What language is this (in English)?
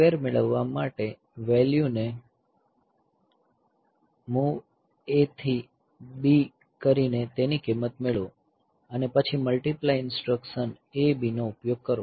Gujarati